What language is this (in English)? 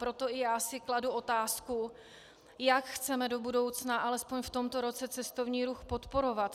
Czech